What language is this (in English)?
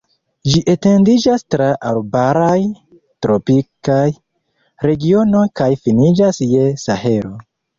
Esperanto